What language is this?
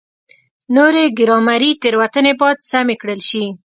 Pashto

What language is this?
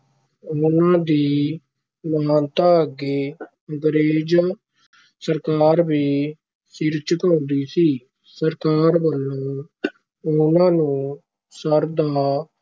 Punjabi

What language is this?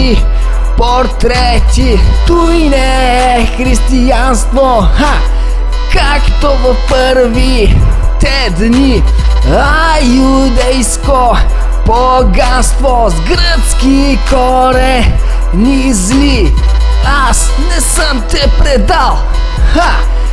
Bulgarian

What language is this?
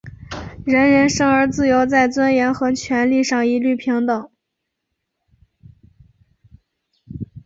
Chinese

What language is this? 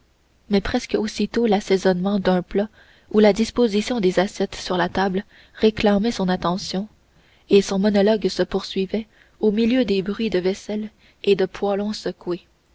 French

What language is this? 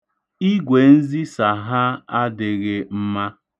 Igbo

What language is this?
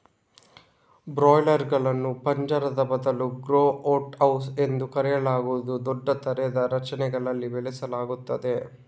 Kannada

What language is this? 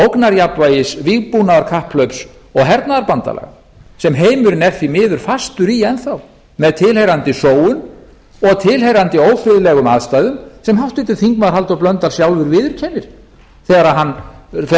Icelandic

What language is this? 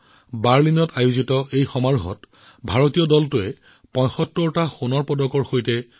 Assamese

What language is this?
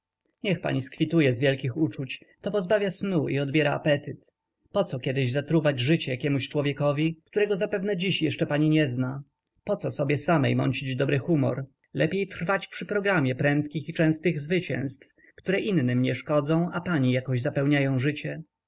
Polish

